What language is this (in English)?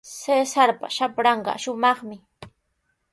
Sihuas Ancash Quechua